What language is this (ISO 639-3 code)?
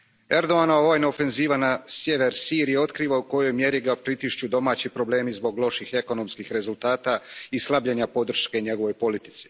hrv